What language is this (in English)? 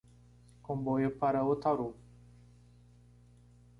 Portuguese